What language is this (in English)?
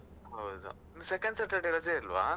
Kannada